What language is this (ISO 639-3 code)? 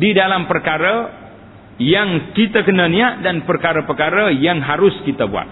msa